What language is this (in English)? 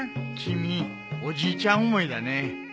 Japanese